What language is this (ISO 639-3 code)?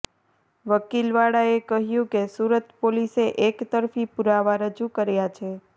guj